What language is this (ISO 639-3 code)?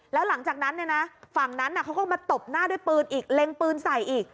tha